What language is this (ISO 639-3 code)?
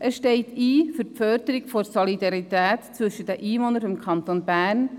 gsw